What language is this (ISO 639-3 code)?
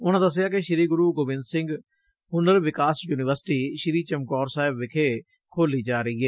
pan